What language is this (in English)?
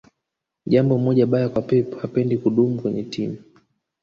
Swahili